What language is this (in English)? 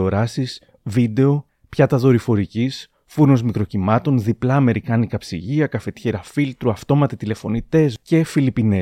Greek